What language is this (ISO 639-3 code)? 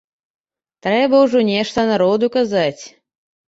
bel